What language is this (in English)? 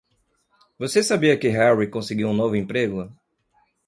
Portuguese